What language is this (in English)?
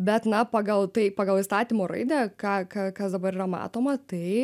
Lithuanian